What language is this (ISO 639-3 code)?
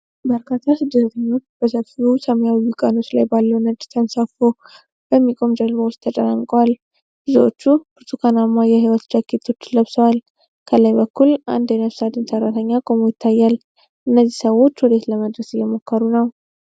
amh